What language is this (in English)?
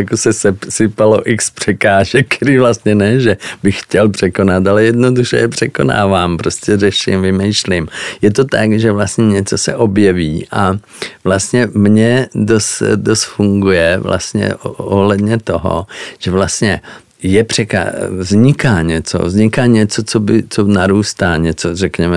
Czech